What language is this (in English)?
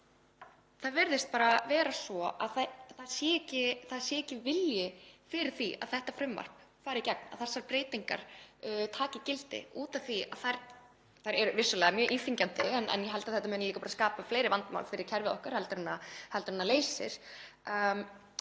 Icelandic